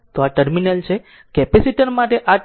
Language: Gujarati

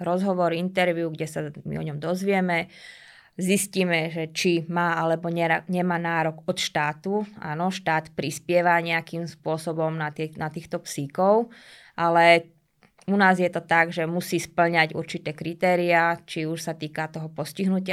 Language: Slovak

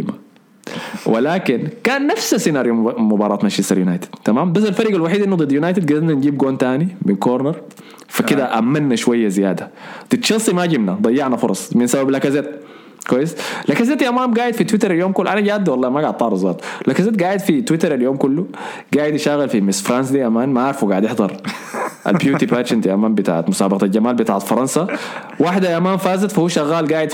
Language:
Arabic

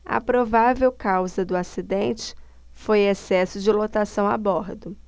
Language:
Portuguese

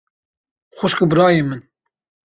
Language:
Kurdish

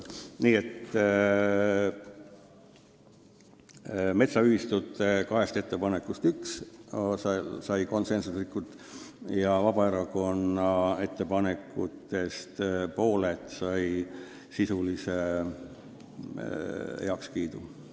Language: Estonian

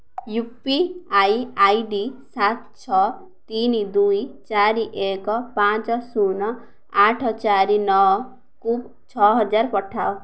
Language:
Odia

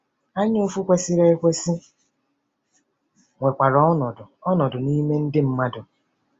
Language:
Igbo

